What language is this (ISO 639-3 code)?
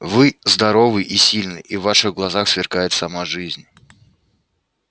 rus